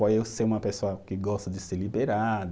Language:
Portuguese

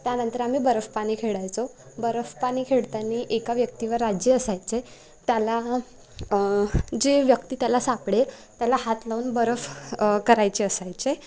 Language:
Marathi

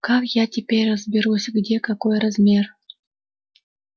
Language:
Russian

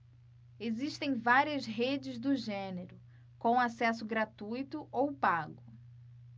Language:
Portuguese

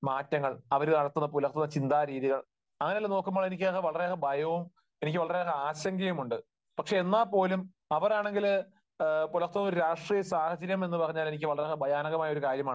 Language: Malayalam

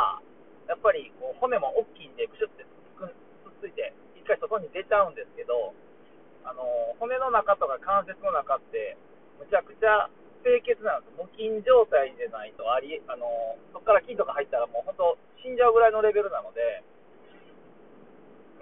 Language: Japanese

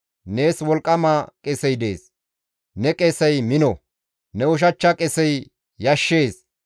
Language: Gamo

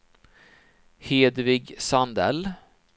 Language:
Swedish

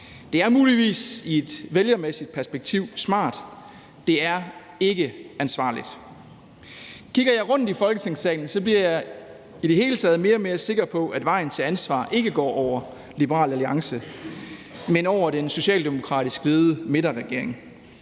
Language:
Danish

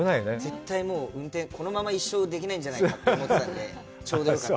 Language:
Japanese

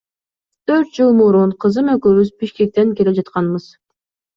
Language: Kyrgyz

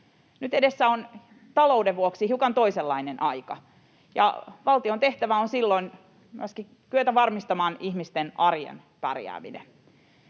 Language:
Finnish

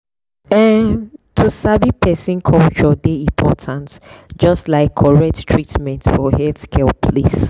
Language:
Nigerian Pidgin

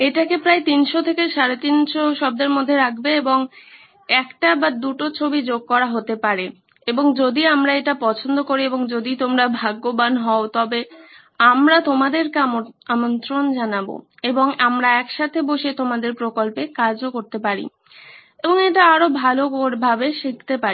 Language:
Bangla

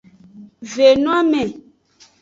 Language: Aja (Benin)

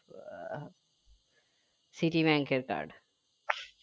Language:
Bangla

